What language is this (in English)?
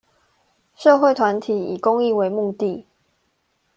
Chinese